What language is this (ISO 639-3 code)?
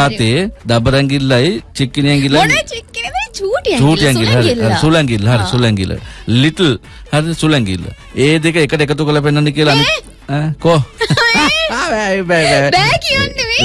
ind